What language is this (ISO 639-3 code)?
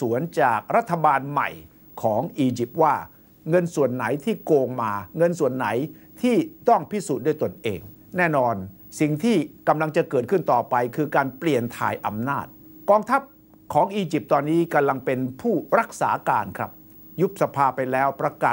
tha